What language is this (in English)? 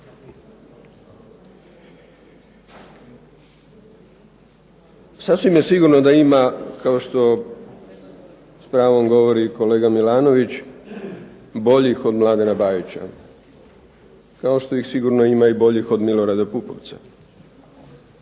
Croatian